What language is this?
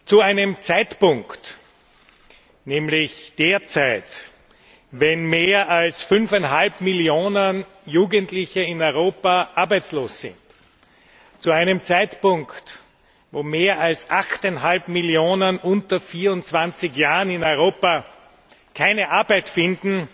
German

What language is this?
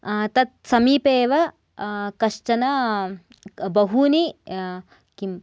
Sanskrit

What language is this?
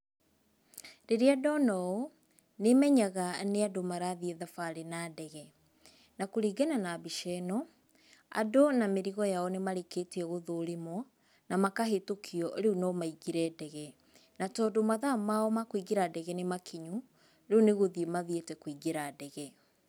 Kikuyu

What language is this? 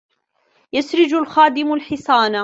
Arabic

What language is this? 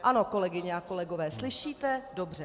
Czech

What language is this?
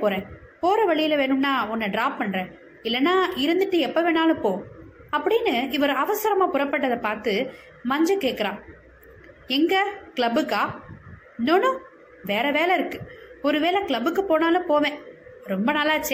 Tamil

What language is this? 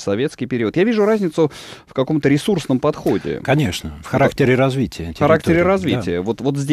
Russian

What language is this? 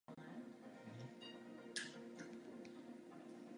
Czech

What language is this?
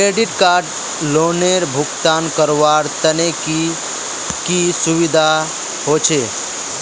Magahi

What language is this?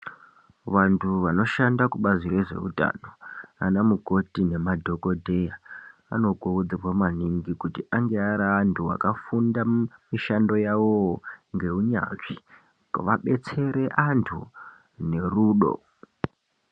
Ndau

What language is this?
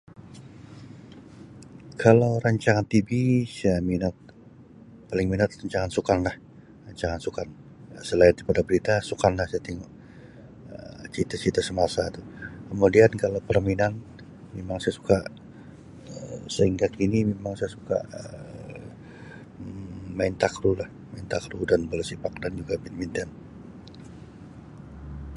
Sabah Malay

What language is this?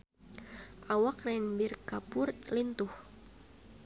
Sundanese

